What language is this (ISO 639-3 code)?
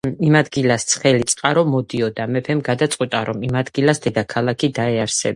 kat